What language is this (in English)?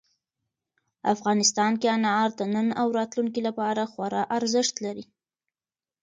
Pashto